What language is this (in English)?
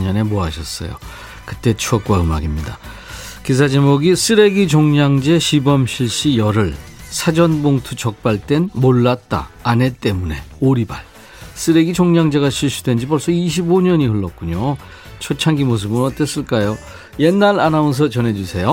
Korean